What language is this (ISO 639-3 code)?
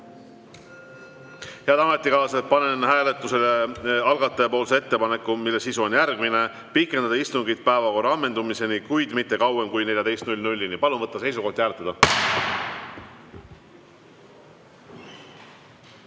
est